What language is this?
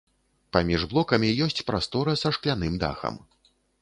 Belarusian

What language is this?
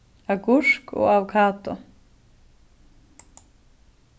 Faroese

